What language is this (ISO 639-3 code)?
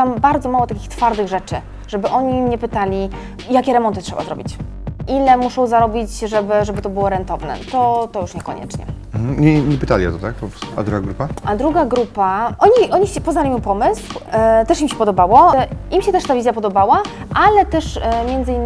pol